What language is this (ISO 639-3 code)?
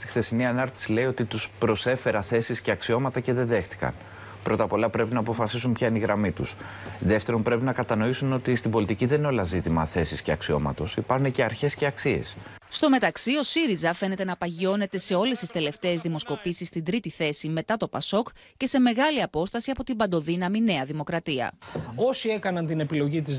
ell